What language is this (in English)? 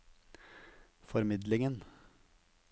Norwegian